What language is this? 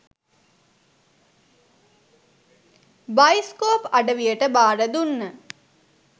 Sinhala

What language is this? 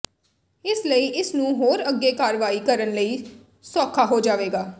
Punjabi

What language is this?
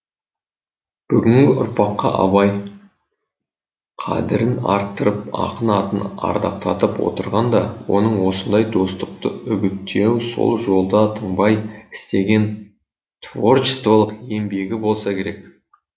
Kazakh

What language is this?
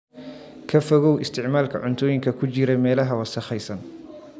Somali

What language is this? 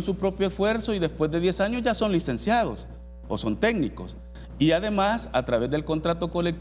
Spanish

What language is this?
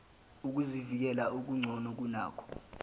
Zulu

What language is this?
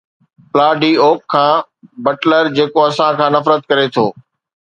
Sindhi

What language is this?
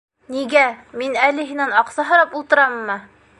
Bashkir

